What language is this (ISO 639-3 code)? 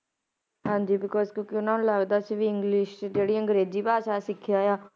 pan